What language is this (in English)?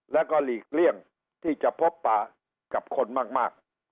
Thai